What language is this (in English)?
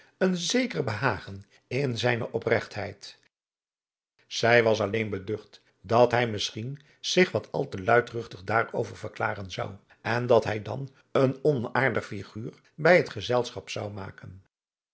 Dutch